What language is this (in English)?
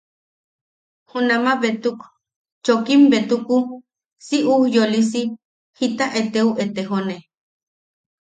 Yaqui